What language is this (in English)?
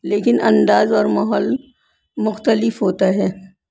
Urdu